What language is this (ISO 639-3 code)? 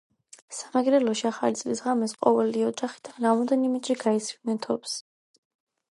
kat